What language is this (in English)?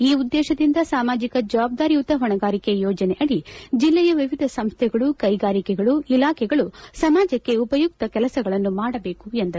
Kannada